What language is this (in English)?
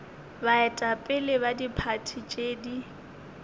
Northern Sotho